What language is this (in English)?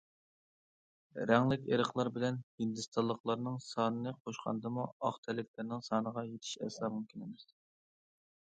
Uyghur